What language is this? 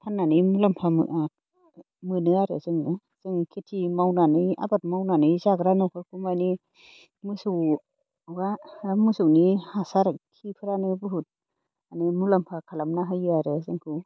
Bodo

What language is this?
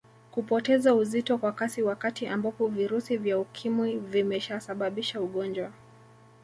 Swahili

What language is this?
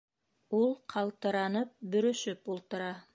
Bashkir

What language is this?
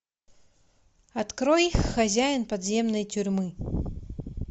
Russian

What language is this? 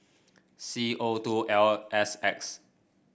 English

